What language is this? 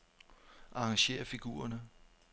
Danish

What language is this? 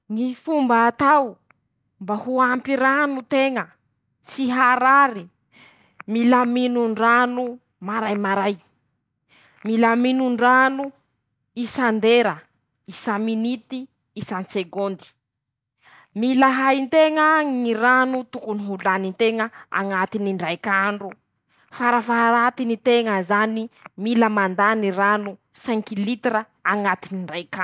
Masikoro Malagasy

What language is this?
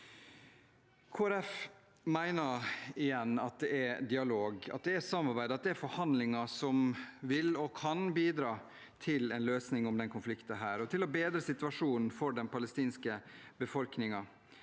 Norwegian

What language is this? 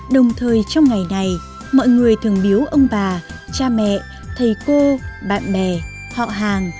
Vietnamese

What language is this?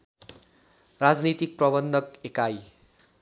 Nepali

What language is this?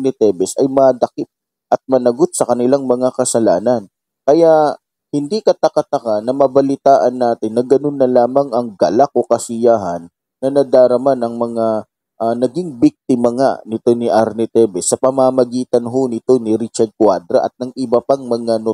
Filipino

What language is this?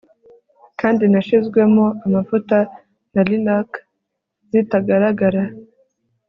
Kinyarwanda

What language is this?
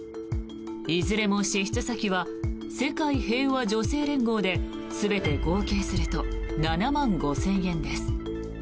Japanese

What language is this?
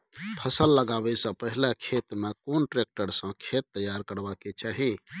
Maithili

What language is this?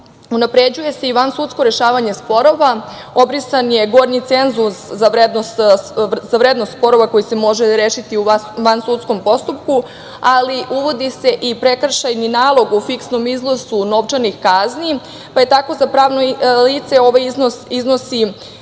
Serbian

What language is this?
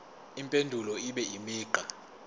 Zulu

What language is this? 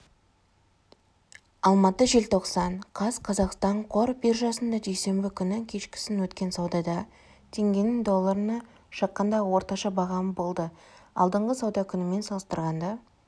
Kazakh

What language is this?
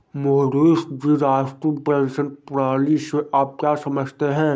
Hindi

